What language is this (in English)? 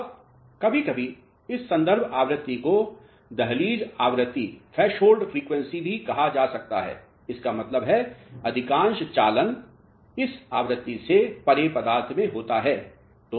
Hindi